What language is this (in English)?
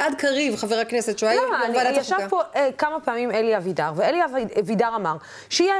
Hebrew